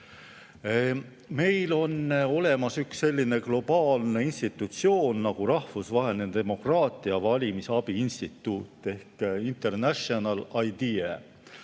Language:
Estonian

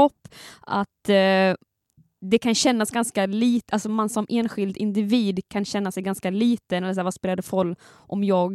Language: Swedish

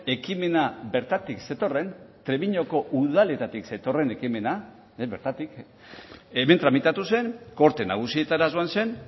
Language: Basque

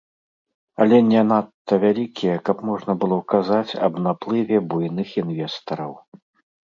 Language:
Belarusian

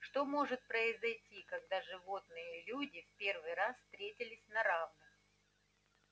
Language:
Russian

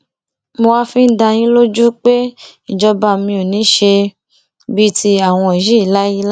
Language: Yoruba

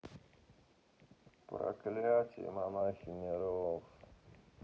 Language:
Russian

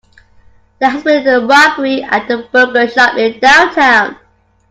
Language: English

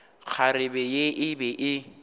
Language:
Northern Sotho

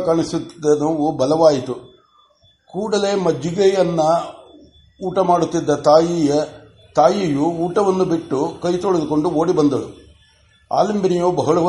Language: Kannada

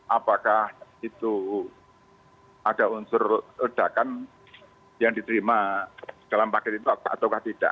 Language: Indonesian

